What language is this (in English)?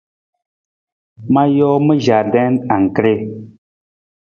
Nawdm